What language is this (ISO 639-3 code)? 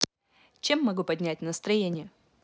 rus